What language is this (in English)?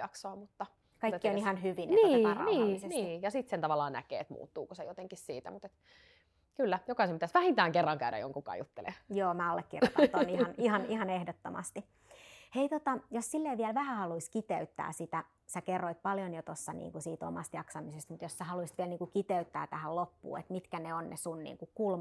Finnish